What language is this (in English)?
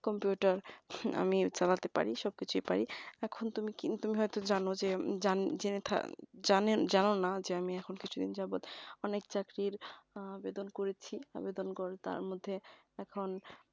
Bangla